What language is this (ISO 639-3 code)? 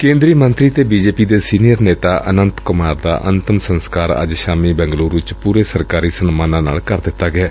pan